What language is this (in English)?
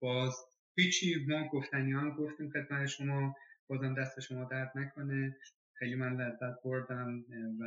Persian